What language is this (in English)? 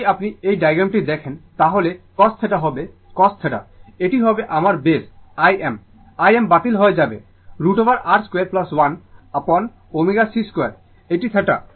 Bangla